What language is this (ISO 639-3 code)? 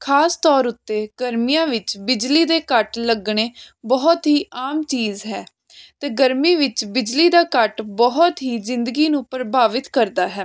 pan